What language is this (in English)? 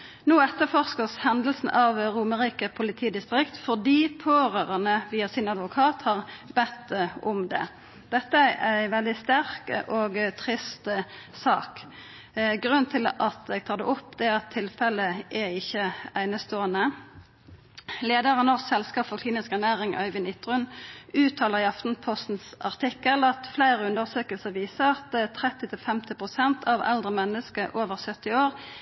Norwegian Nynorsk